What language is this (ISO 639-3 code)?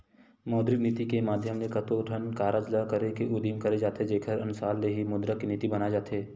hne